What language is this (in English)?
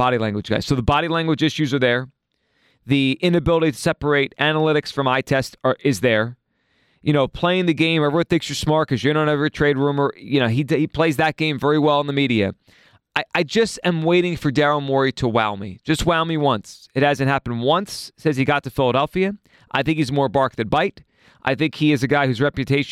English